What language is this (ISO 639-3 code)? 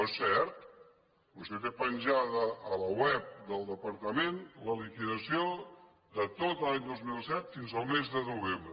cat